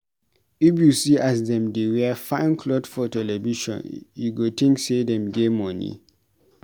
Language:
Nigerian Pidgin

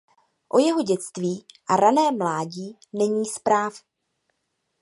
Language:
Czech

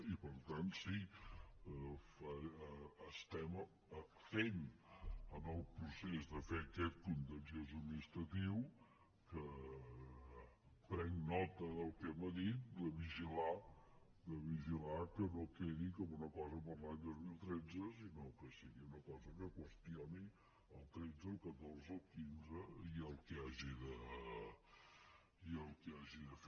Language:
Catalan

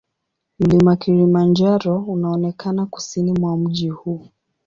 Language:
Swahili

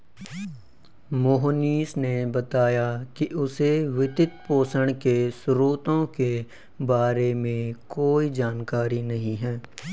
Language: Hindi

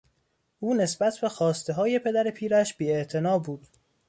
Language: Persian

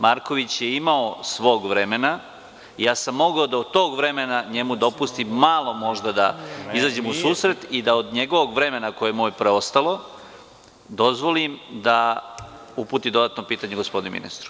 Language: Serbian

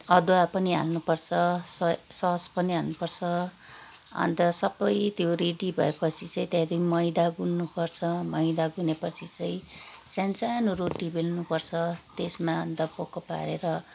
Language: Nepali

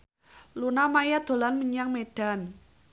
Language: Javanese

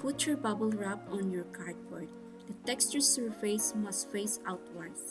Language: English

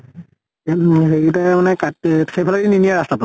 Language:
Assamese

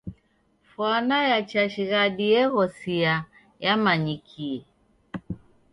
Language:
Taita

